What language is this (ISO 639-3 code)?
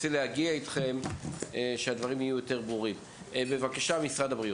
heb